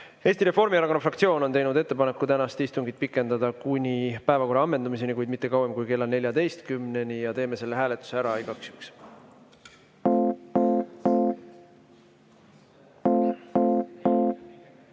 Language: Estonian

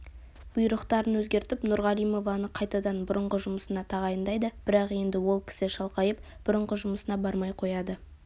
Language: Kazakh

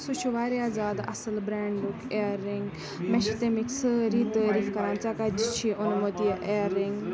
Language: Kashmiri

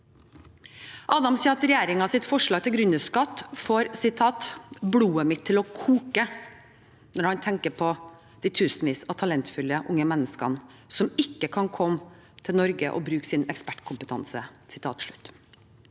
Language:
Norwegian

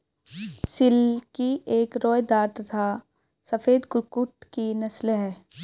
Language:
Hindi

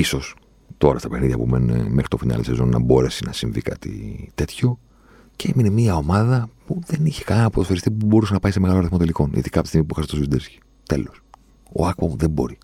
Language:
Greek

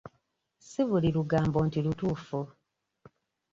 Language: Ganda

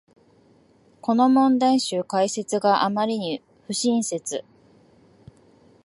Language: Japanese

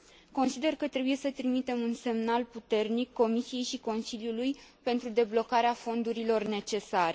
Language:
Romanian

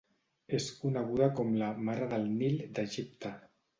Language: Catalan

